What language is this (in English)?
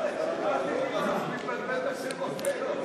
Hebrew